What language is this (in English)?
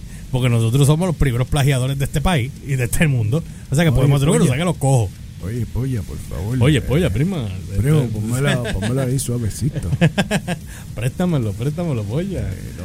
Spanish